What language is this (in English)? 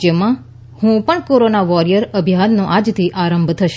Gujarati